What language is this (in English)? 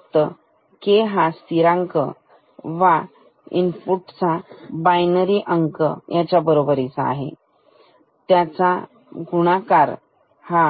Marathi